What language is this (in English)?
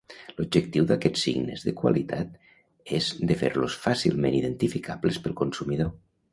Catalan